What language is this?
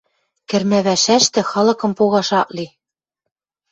Western Mari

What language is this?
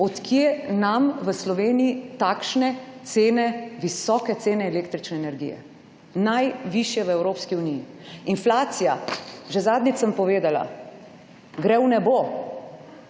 Slovenian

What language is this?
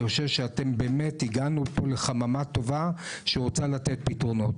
Hebrew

